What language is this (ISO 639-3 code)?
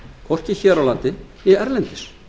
isl